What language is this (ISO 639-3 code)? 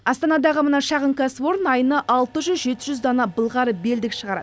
kaz